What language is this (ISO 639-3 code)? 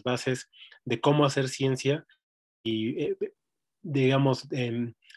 spa